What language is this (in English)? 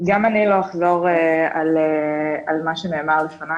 Hebrew